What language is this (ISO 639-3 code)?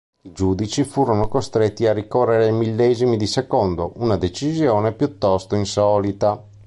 ita